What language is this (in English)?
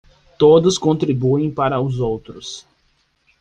Portuguese